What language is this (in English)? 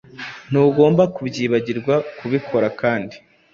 Kinyarwanda